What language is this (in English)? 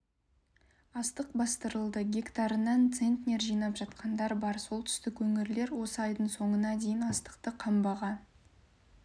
Kazakh